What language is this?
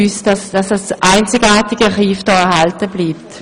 Swiss German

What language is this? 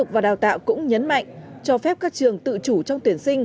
Vietnamese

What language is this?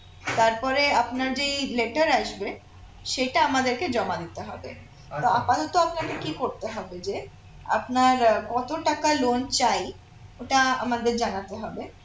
Bangla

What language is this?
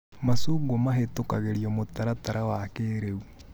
Kikuyu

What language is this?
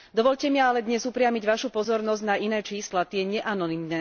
Slovak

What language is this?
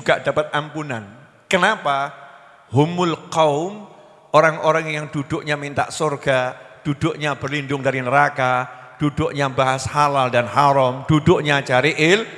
Indonesian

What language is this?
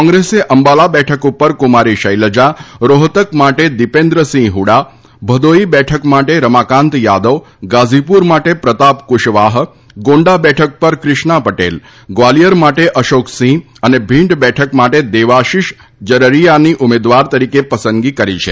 Gujarati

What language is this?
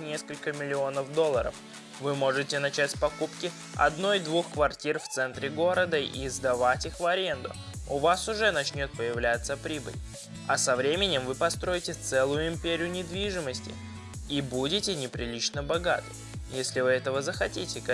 Russian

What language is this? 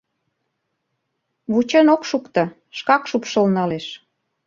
Mari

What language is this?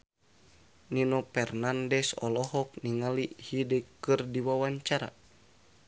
Sundanese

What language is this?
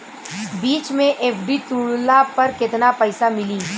Bhojpuri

